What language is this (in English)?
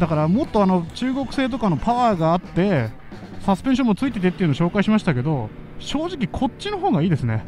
Japanese